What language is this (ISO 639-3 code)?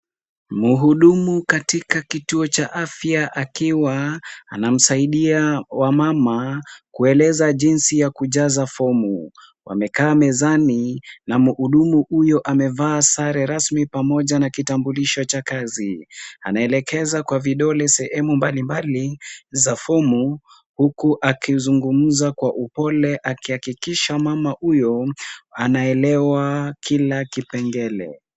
swa